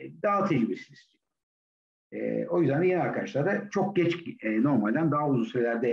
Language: Turkish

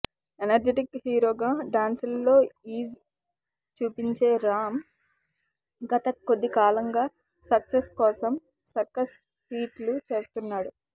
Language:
Telugu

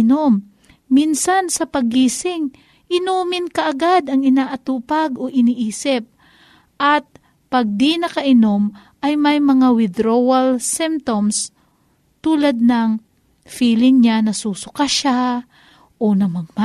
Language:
Filipino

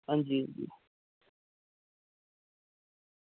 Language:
Dogri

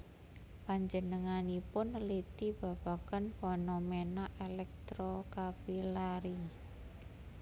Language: Javanese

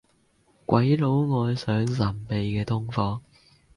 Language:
Cantonese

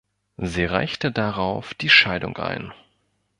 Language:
German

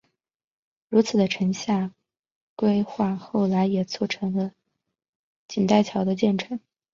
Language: Chinese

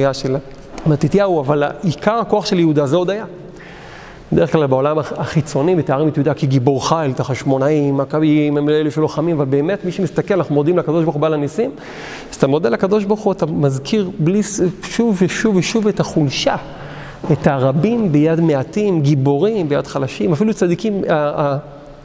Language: Hebrew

